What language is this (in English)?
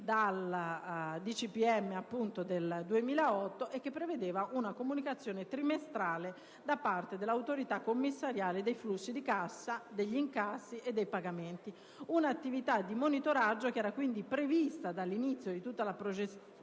Italian